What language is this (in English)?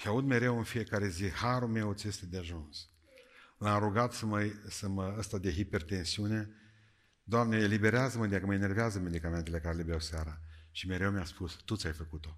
Romanian